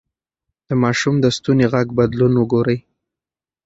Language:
Pashto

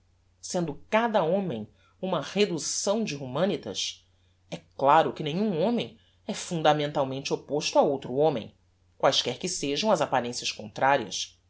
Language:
Portuguese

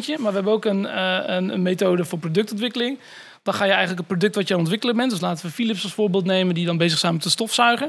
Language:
Dutch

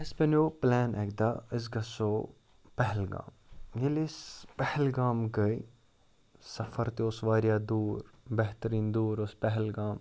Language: Kashmiri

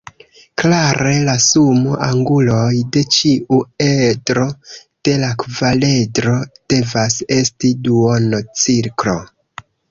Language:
Esperanto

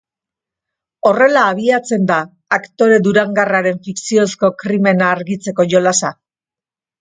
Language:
Basque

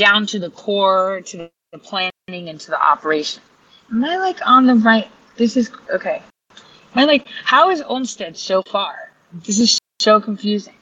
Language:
English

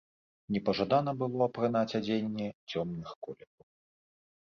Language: Belarusian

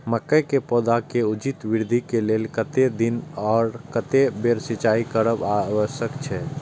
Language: Maithili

